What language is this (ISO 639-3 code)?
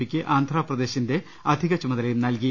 mal